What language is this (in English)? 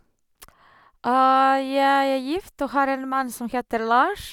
Norwegian